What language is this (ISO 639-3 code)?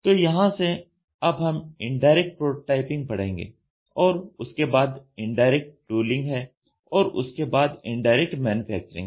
hin